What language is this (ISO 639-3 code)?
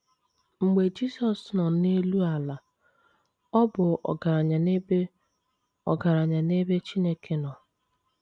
ibo